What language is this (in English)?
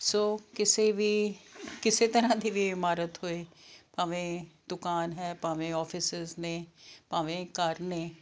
Punjabi